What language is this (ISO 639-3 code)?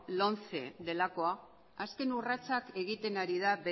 eus